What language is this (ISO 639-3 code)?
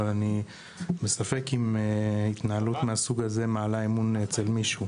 heb